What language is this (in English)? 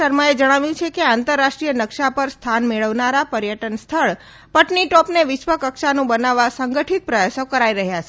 Gujarati